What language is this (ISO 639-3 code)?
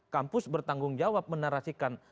ind